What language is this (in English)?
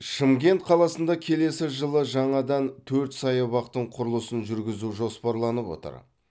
Kazakh